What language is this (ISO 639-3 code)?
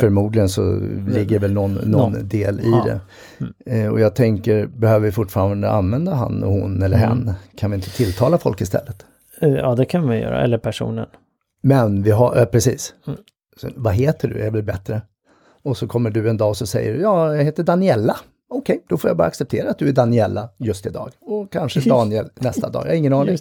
swe